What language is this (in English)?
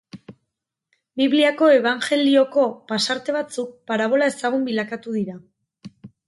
Basque